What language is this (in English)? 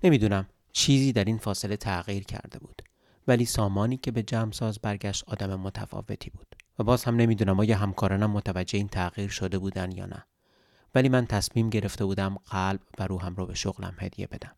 Persian